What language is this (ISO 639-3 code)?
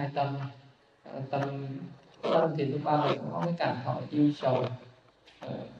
vie